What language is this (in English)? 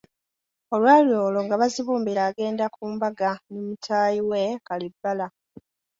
Ganda